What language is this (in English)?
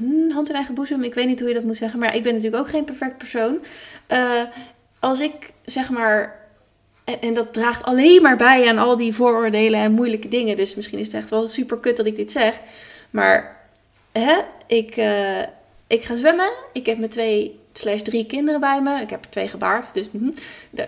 Dutch